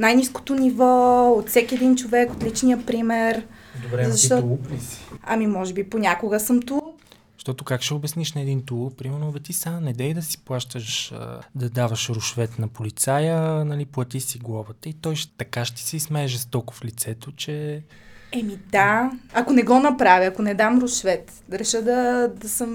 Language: Bulgarian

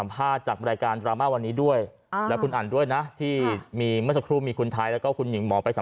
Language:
Thai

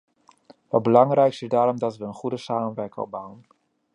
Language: Dutch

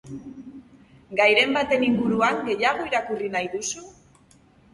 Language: Basque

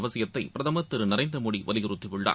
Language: Tamil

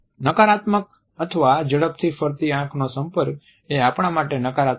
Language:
Gujarati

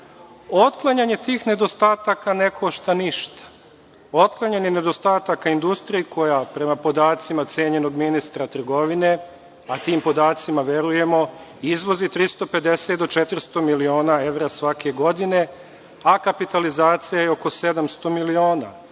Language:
Serbian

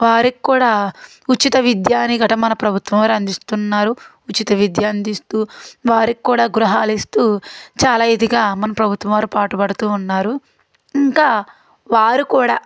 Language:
Telugu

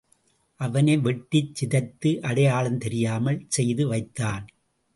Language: Tamil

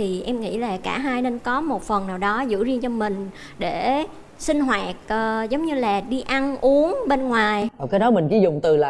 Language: Vietnamese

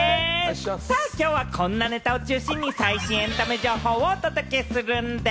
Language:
Japanese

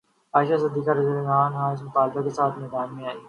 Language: Urdu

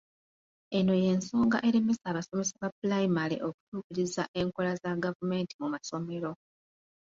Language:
Ganda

